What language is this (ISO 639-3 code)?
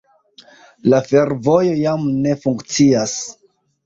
epo